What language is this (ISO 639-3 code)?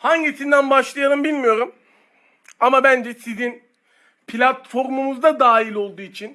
tur